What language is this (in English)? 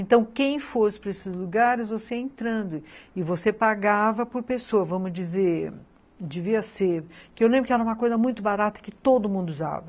Portuguese